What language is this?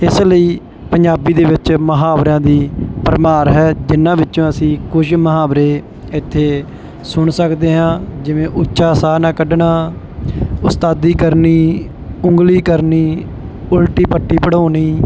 Punjabi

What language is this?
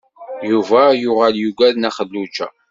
Kabyle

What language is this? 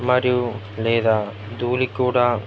Telugu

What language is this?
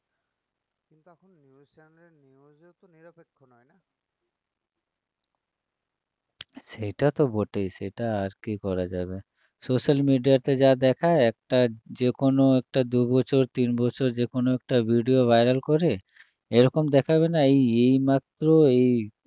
Bangla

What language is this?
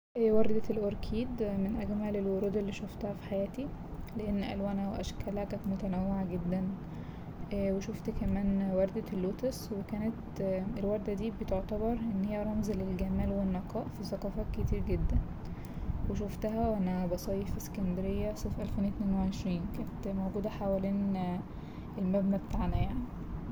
Egyptian Arabic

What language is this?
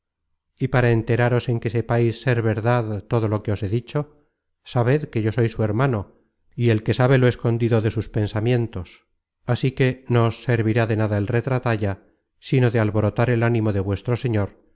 Spanish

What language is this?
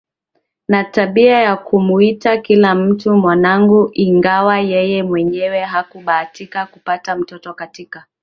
Swahili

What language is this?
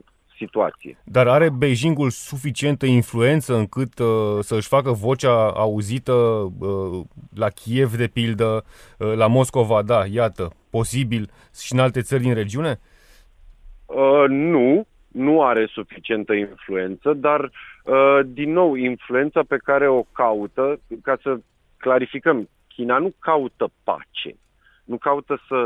Romanian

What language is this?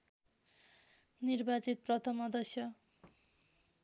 Nepali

